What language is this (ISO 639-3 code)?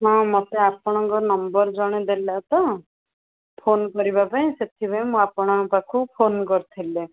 ori